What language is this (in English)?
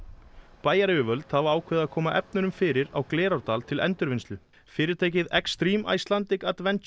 Icelandic